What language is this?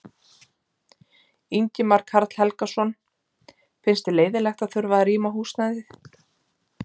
Icelandic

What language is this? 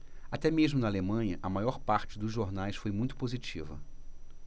Portuguese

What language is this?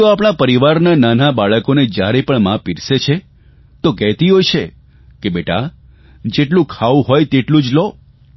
Gujarati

